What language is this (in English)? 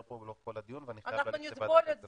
Hebrew